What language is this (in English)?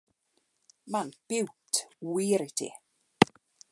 Welsh